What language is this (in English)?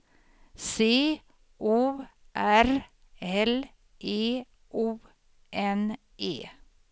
Swedish